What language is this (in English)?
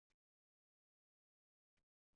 Uzbek